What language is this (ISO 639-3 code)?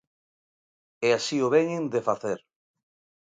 glg